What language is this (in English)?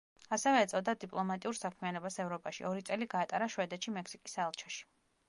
Georgian